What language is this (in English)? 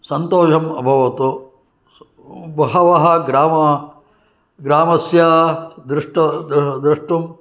Sanskrit